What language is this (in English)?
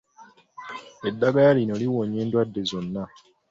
Ganda